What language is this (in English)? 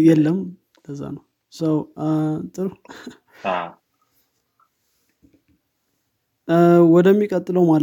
Amharic